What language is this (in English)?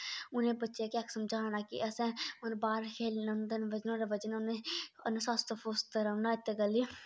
Dogri